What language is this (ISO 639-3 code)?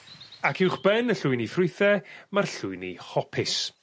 cym